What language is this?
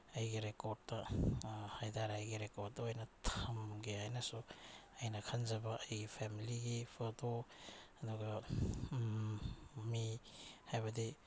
Manipuri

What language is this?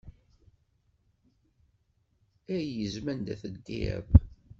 Kabyle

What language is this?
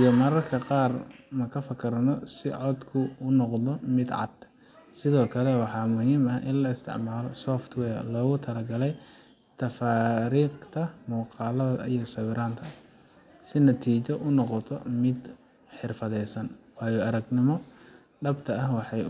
Somali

